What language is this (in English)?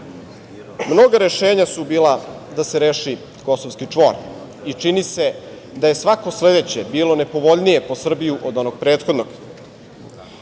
Serbian